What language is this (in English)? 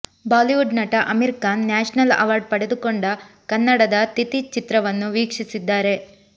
Kannada